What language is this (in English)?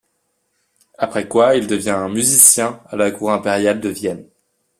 French